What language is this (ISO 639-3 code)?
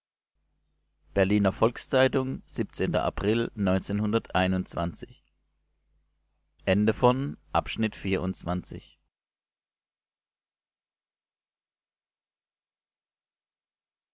deu